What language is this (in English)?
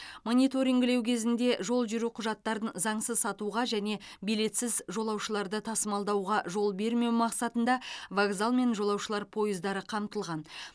Kazakh